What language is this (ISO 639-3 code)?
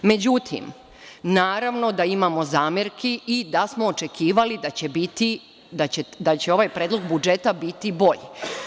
srp